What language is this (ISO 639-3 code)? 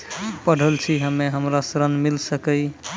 mai